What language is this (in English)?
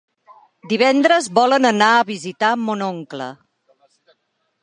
Catalan